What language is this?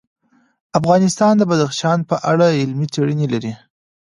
Pashto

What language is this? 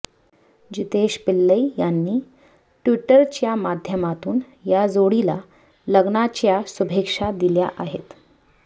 Marathi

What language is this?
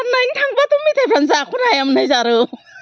Bodo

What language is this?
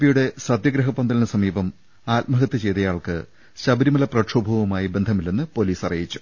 Malayalam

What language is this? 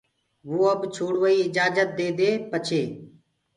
Gurgula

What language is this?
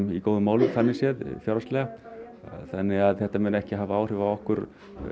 Icelandic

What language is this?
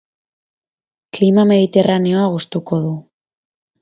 Basque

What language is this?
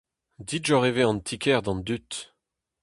Breton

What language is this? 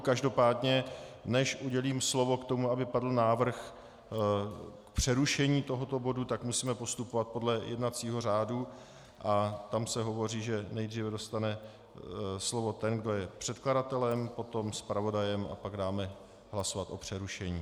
Czech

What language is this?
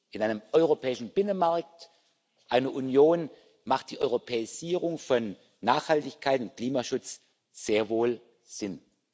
German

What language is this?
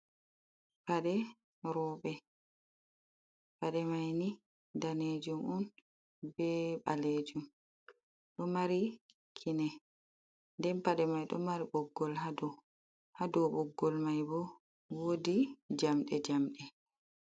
Fula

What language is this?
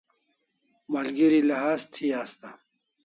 Kalasha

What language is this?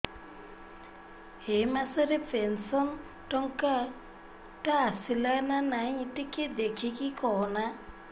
Odia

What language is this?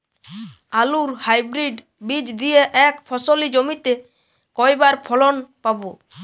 Bangla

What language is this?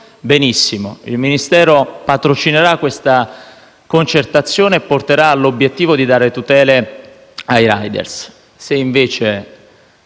Italian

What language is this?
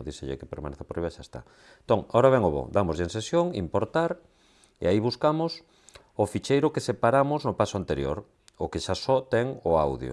Spanish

